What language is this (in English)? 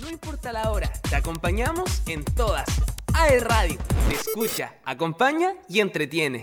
Spanish